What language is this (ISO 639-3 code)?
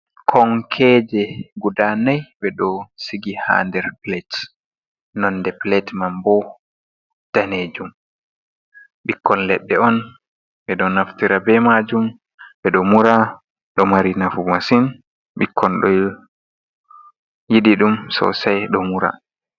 ful